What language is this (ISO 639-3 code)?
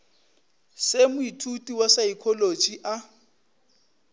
nso